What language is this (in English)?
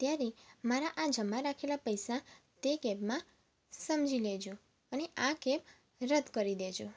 Gujarati